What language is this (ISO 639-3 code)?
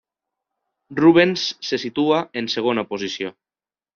cat